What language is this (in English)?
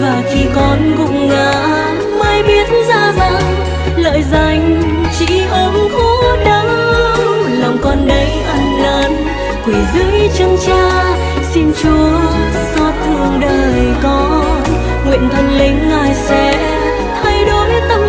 Vietnamese